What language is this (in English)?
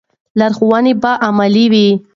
Pashto